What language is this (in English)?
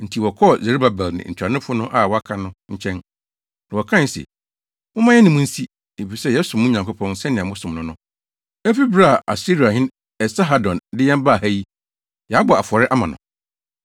Akan